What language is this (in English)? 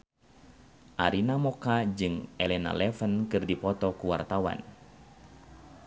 Sundanese